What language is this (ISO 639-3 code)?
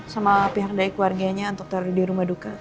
ind